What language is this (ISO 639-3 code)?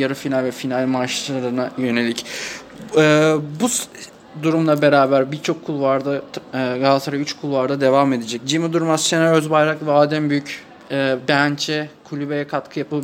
tur